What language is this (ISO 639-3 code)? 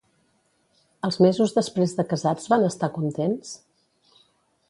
cat